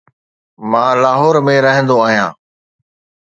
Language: Sindhi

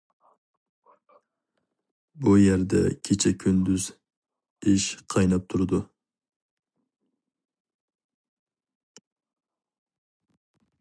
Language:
Uyghur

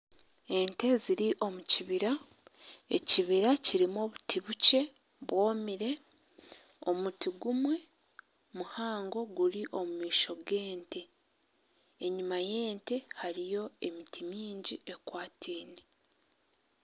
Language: Nyankole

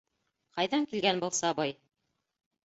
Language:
Bashkir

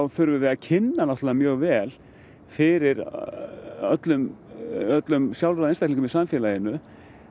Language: Icelandic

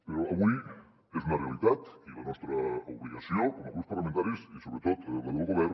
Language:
Catalan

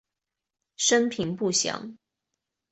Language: Chinese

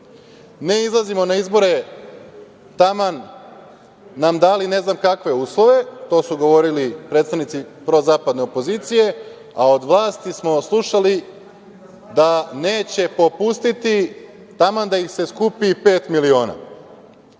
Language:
Serbian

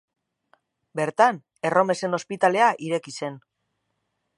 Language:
Basque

